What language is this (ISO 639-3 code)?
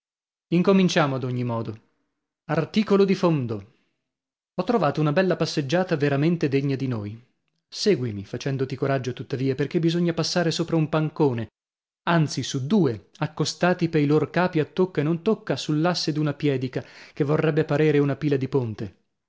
ita